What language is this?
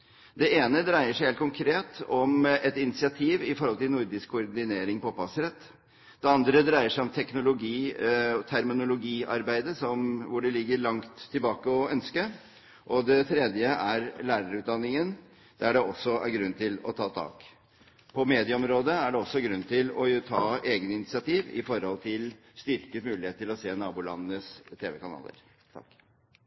Norwegian Bokmål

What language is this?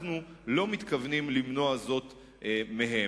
Hebrew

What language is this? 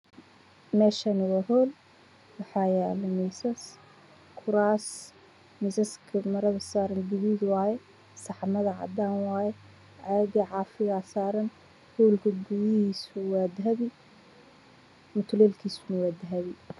Somali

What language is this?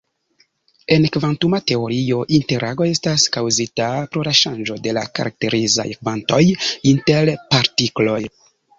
Esperanto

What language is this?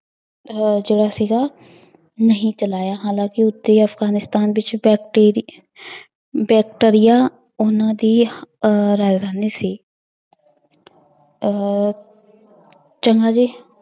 Punjabi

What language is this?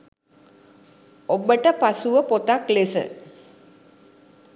Sinhala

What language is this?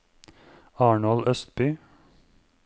Norwegian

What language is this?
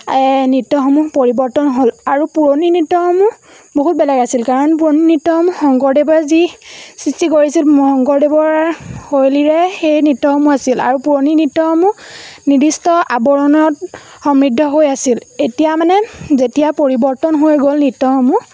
Assamese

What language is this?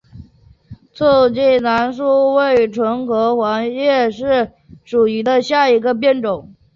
Chinese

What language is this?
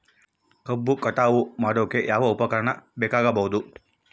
Kannada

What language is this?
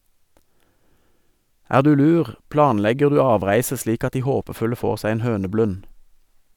Norwegian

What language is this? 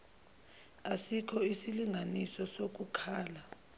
Zulu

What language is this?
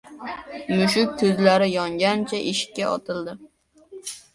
Uzbek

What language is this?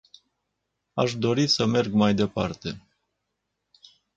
Romanian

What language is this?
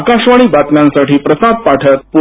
Marathi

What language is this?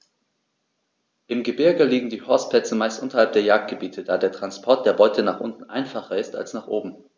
German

